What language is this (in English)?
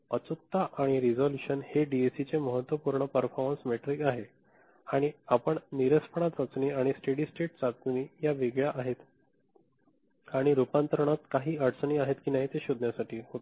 Marathi